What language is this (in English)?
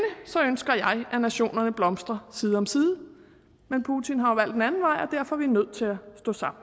Danish